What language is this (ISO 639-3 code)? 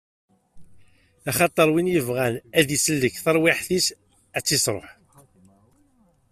kab